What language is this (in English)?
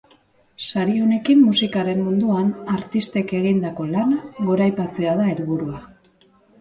Basque